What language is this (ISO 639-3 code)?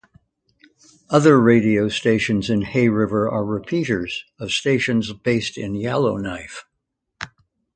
eng